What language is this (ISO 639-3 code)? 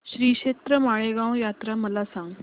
mar